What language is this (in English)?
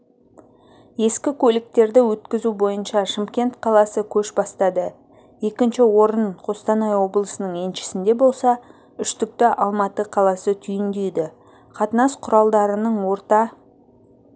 Kazakh